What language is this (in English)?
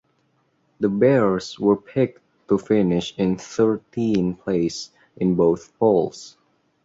English